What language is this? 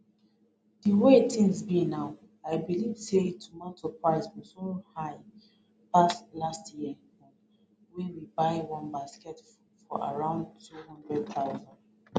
Nigerian Pidgin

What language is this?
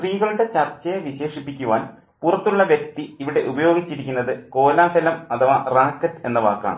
Malayalam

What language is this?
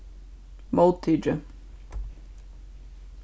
Faroese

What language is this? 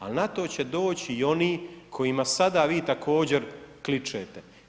Croatian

